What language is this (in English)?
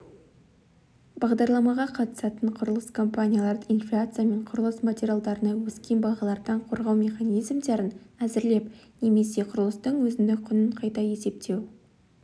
Kazakh